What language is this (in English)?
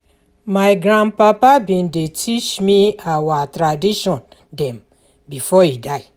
Nigerian Pidgin